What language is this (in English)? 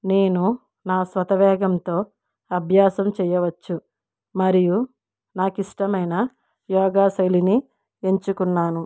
Telugu